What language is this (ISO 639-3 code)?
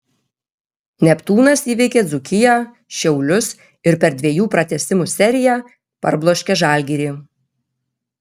lit